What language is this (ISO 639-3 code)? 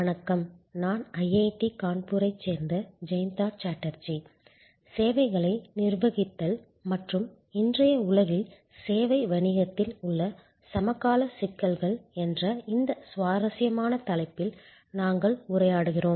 tam